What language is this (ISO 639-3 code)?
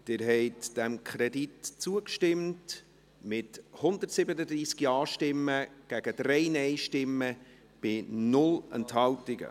gsw